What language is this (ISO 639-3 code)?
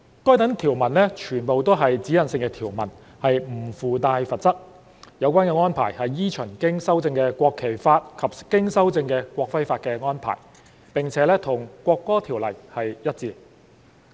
yue